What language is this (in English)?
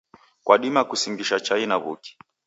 Taita